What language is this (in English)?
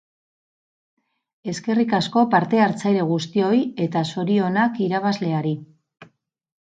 Basque